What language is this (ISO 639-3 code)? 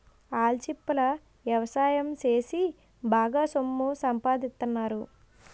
tel